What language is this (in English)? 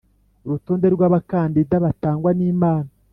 Kinyarwanda